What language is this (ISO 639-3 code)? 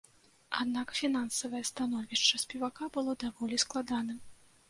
bel